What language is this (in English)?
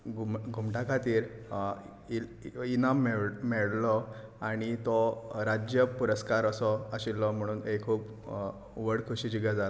Konkani